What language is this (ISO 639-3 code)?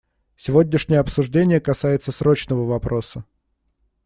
rus